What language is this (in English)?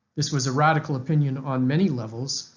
English